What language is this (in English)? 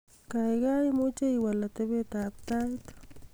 Kalenjin